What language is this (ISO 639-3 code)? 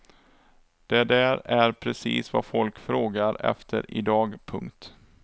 swe